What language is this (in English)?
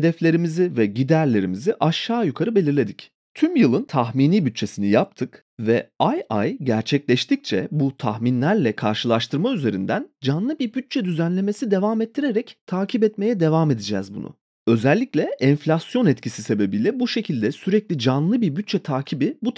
Turkish